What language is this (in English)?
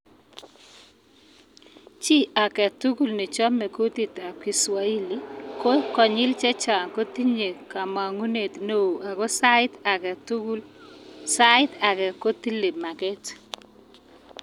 Kalenjin